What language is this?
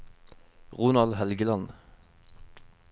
Norwegian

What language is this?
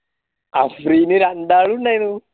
Malayalam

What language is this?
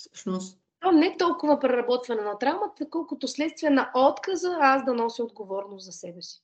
Bulgarian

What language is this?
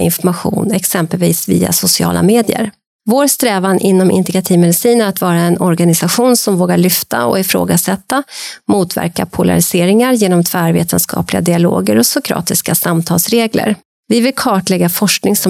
Swedish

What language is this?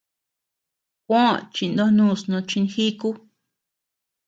Tepeuxila Cuicatec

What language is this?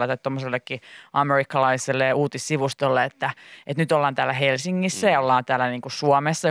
Finnish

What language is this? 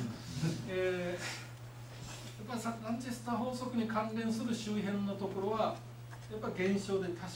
Japanese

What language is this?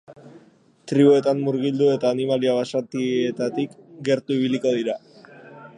Basque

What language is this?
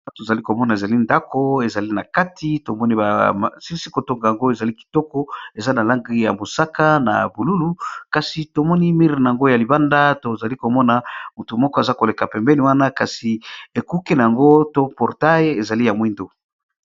Lingala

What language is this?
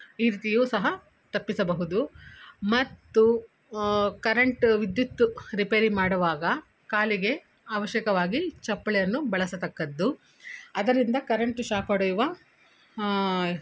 Kannada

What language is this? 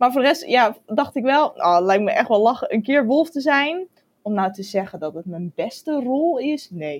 Dutch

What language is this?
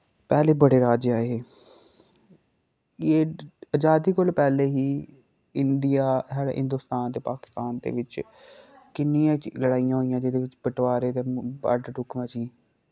Dogri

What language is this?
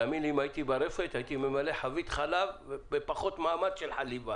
Hebrew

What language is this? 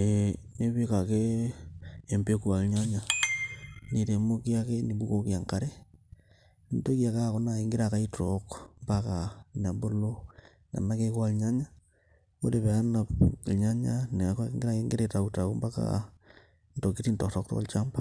Masai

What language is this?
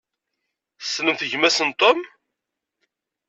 Kabyle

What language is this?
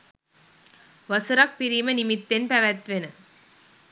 Sinhala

